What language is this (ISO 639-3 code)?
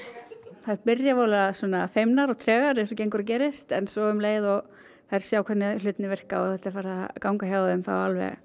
isl